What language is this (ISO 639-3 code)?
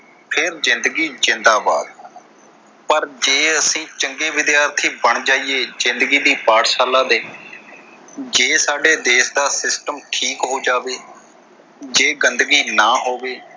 pan